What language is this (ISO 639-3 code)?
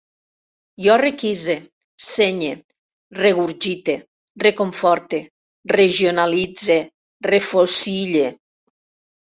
cat